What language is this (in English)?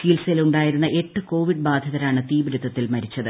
Malayalam